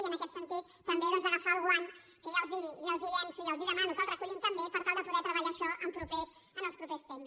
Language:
Catalan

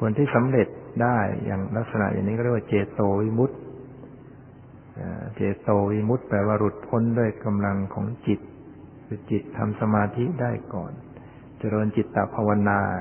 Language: Thai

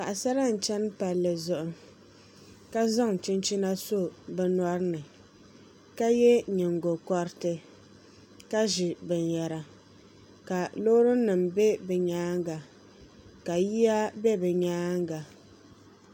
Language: Dagbani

